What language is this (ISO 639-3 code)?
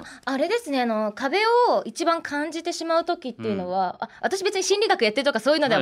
jpn